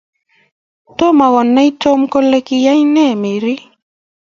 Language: Kalenjin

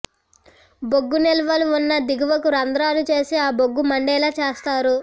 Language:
Telugu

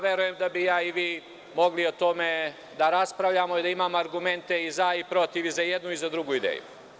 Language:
Serbian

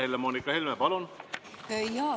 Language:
Estonian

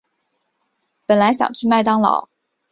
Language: Chinese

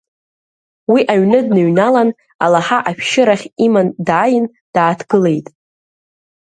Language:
Abkhazian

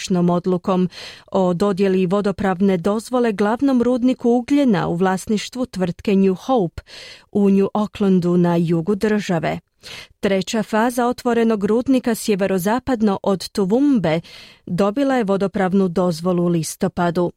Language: Croatian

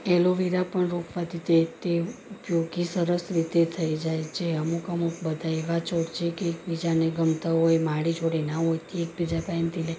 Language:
Gujarati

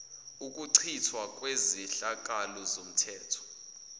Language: Zulu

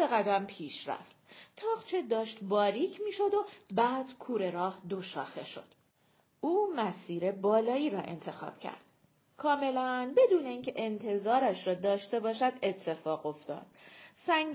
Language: Persian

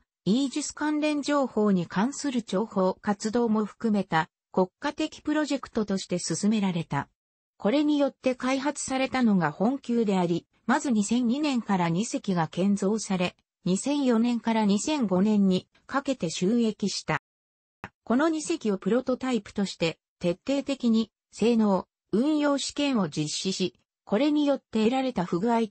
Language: Japanese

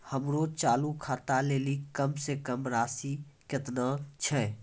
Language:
Maithili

